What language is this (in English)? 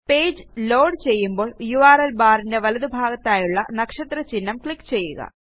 Malayalam